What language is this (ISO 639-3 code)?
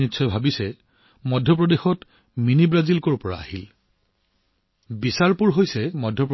asm